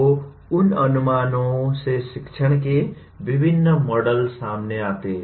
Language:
Hindi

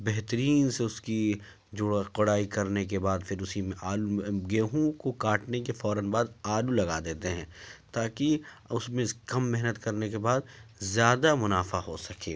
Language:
Urdu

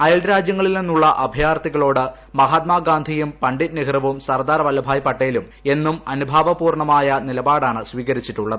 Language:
Malayalam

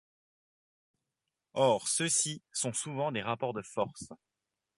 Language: French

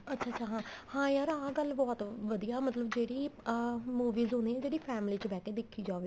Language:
Punjabi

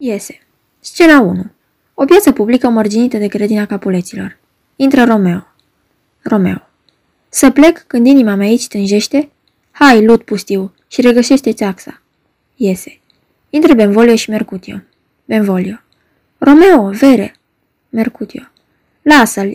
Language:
Romanian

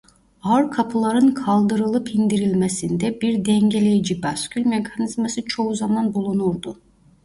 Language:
Turkish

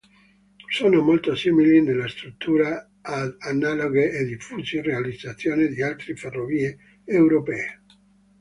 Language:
Italian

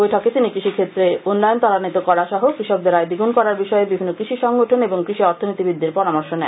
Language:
Bangla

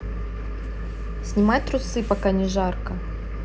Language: Russian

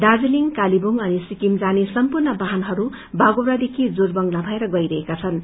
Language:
Nepali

